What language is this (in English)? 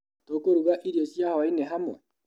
Kikuyu